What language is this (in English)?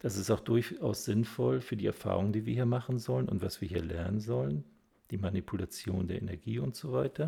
German